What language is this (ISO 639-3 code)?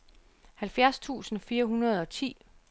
dan